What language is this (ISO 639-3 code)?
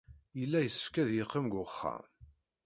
kab